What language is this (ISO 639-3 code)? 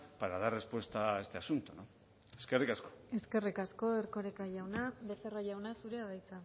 eus